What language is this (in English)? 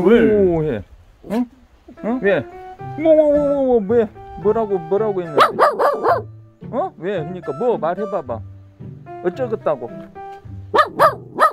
Korean